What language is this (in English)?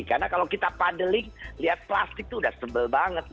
Indonesian